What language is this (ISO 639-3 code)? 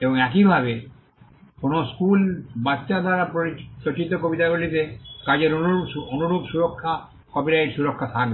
ben